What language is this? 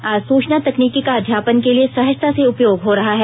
Hindi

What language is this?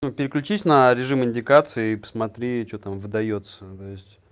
Russian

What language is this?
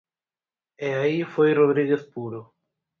Galician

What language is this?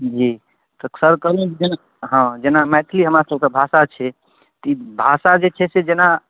Maithili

